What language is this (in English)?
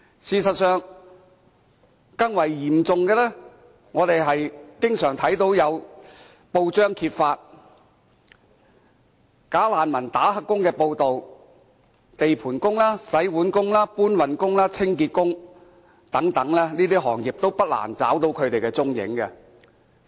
Cantonese